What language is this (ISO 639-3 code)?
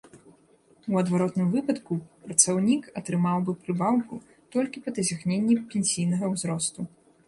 bel